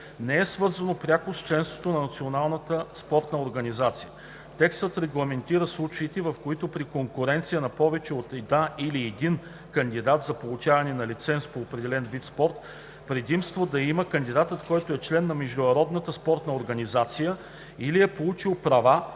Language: Bulgarian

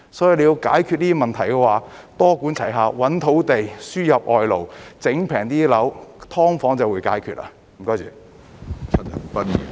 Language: Cantonese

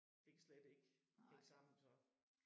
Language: Danish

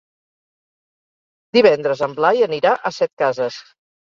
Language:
Catalan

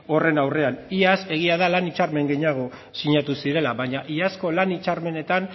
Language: Basque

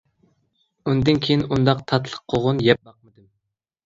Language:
Uyghur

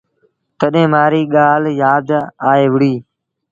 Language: Sindhi Bhil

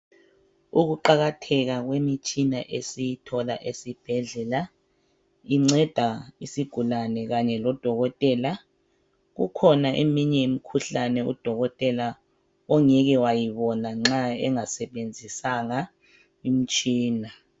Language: North Ndebele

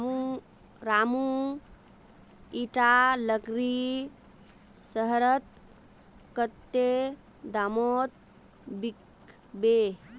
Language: Magahi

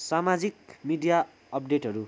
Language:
Nepali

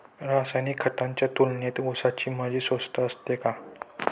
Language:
Marathi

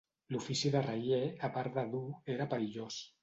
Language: Catalan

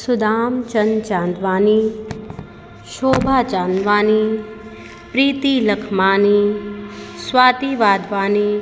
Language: Sindhi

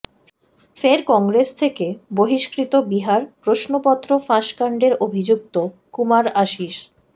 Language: Bangla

